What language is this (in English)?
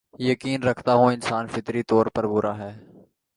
Urdu